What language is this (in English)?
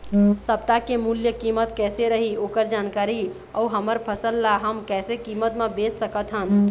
Chhattisgarhi